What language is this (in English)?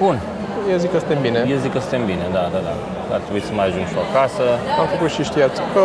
Romanian